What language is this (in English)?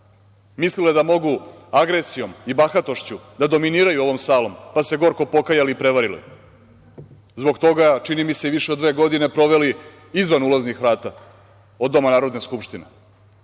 Serbian